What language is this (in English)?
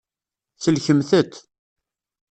Kabyle